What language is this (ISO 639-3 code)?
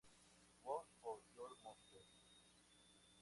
spa